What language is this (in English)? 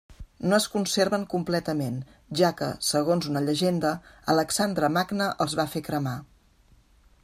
Catalan